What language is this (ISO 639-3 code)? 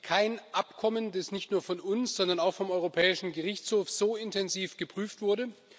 deu